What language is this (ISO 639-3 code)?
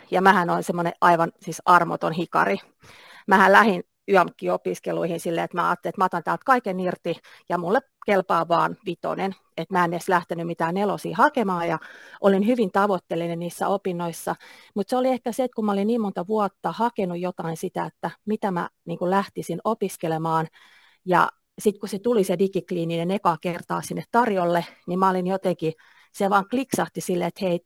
fin